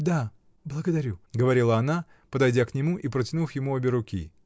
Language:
Russian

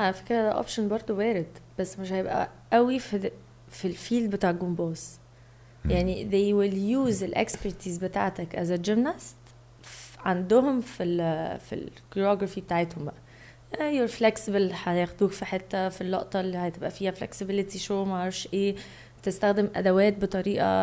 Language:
Arabic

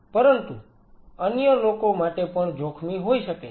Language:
Gujarati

